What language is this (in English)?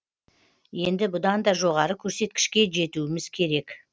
Kazakh